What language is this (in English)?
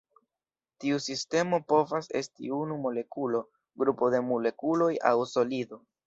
Esperanto